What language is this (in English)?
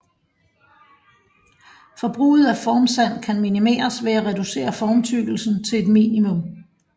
Danish